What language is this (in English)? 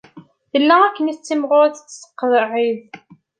Kabyle